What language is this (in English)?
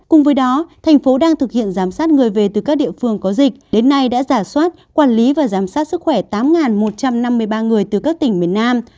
Vietnamese